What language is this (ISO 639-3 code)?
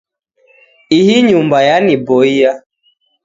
dav